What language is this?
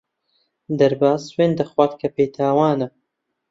Central Kurdish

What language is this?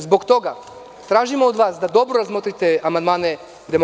Serbian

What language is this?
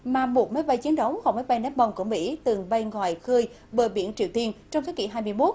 Vietnamese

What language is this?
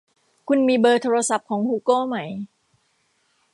Thai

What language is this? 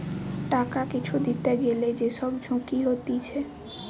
Bangla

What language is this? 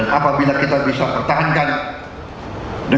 Indonesian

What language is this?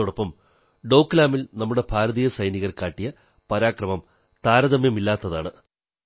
Malayalam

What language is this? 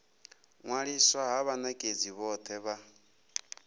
Venda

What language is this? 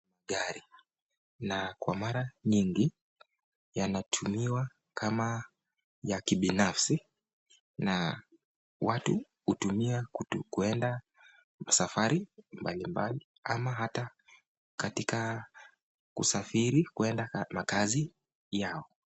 Swahili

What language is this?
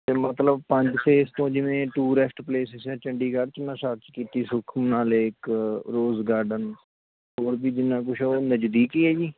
Punjabi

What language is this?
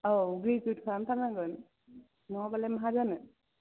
Bodo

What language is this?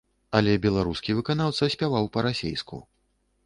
Belarusian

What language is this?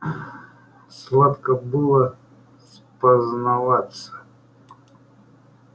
Russian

